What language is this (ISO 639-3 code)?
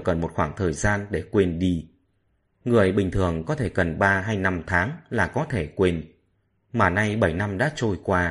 vie